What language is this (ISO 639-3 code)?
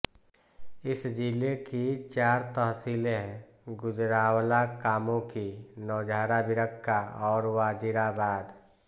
hin